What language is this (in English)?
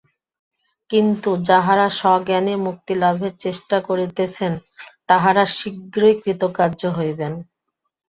Bangla